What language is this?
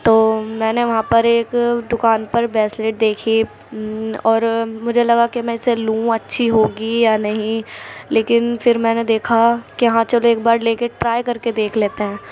Urdu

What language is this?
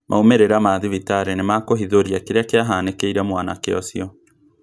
Kikuyu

